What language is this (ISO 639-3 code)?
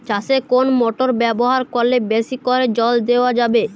ben